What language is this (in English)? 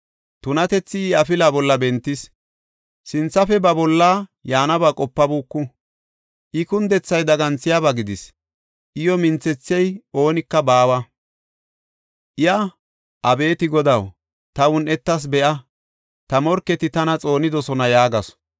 Gofa